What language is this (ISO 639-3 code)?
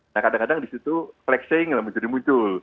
ind